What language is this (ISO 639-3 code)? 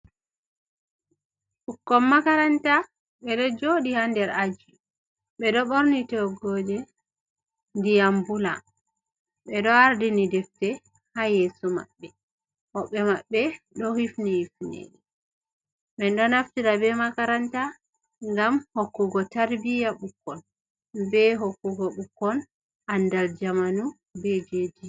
ful